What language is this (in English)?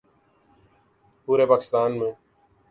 Urdu